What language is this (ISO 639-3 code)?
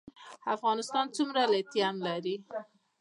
pus